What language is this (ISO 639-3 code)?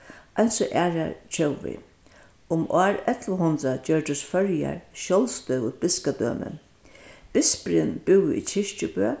fao